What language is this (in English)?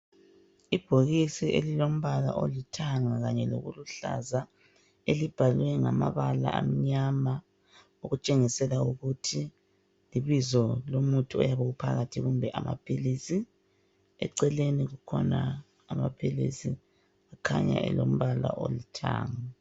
North Ndebele